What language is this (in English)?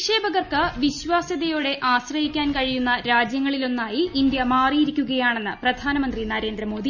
Malayalam